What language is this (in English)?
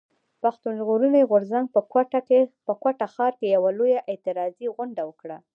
Pashto